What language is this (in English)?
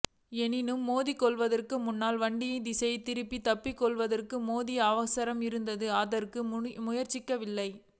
Tamil